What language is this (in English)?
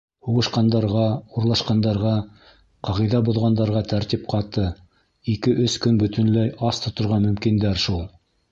Bashkir